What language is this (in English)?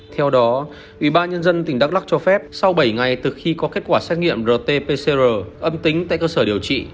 Vietnamese